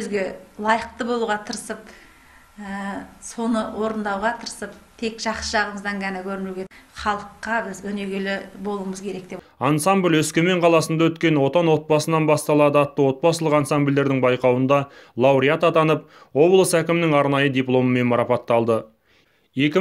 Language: Turkish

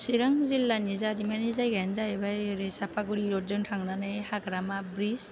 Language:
Bodo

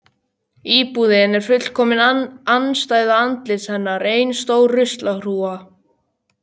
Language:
Icelandic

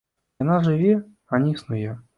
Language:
Belarusian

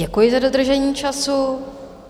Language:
Czech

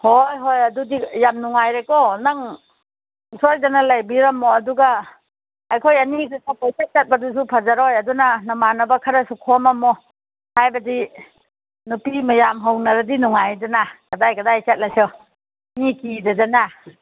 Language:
Manipuri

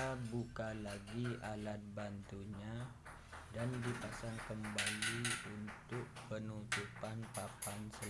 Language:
Indonesian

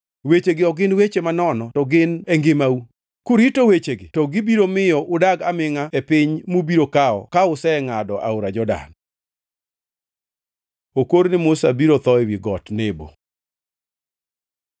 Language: Luo (Kenya and Tanzania)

